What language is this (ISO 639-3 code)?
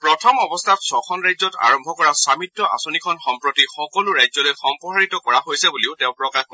asm